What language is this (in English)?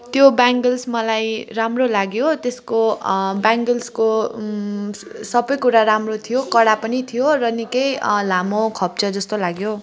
Nepali